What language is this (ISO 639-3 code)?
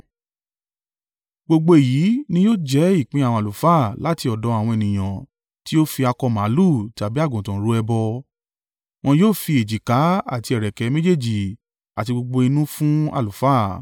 yor